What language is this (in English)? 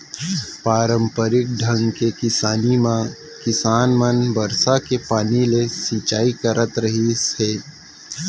Chhattisgarhi